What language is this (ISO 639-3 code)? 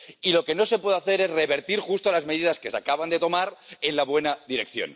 spa